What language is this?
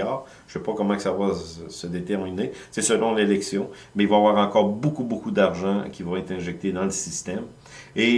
French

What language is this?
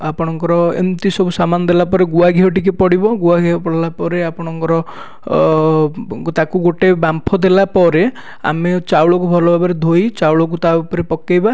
Odia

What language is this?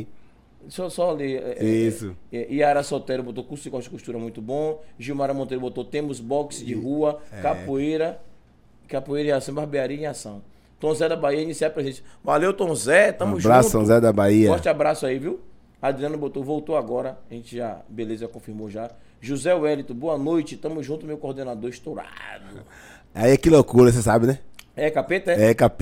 Portuguese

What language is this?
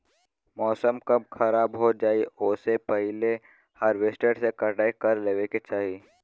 Bhojpuri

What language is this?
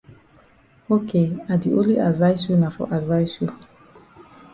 Cameroon Pidgin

